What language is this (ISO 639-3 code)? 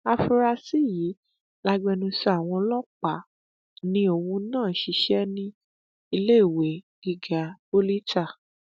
yor